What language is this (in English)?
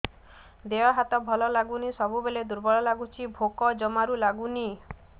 Odia